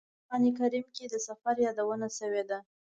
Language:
Pashto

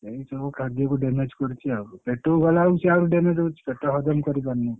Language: Odia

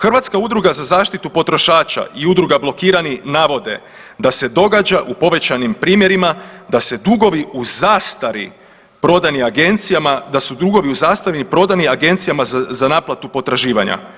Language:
Croatian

